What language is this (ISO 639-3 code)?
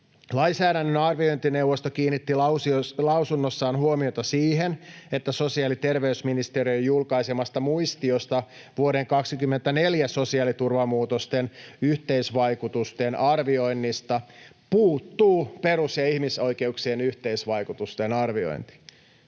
fin